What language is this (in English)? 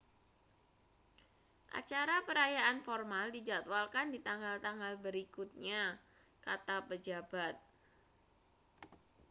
Indonesian